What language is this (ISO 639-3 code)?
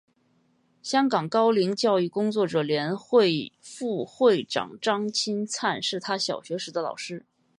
zho